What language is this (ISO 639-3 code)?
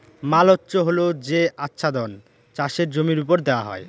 ben